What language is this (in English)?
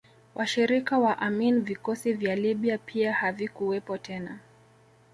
Swahili